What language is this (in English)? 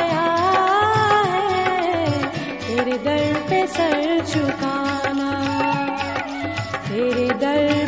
Hindi